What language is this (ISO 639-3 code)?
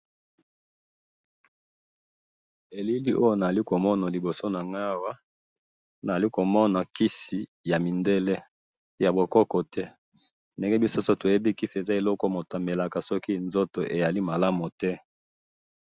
lin